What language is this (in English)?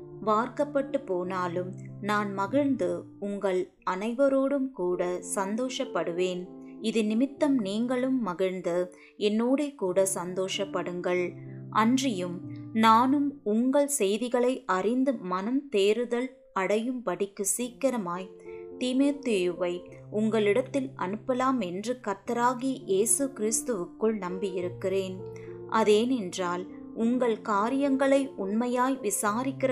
Tamil